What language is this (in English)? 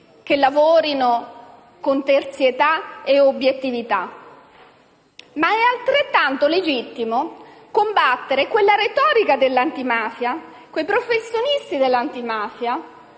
Italian